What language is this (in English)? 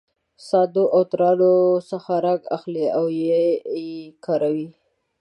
Pashto